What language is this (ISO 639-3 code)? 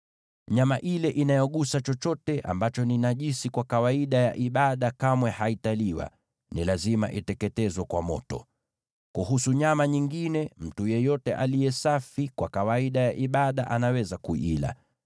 swa